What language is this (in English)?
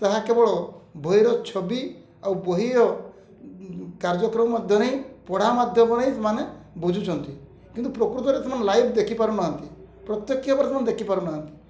Odia